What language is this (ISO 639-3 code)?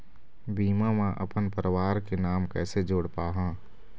hne